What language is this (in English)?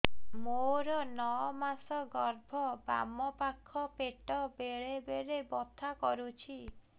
Odia